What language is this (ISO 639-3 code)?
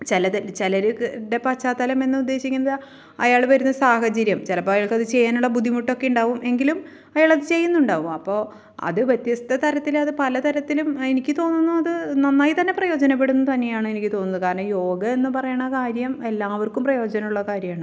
mal